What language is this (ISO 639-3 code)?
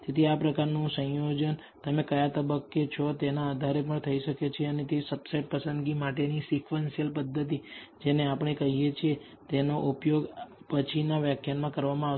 guj